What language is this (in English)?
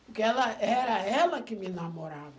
Portuguese